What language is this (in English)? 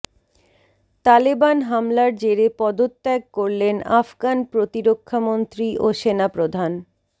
Bangla